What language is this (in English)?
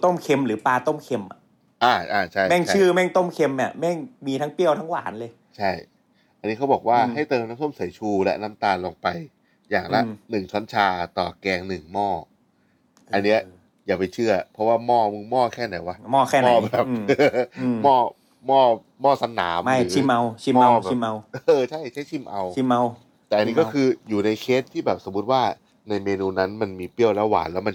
Thai